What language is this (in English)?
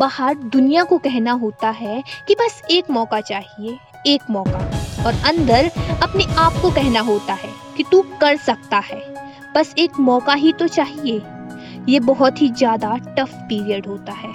Hindi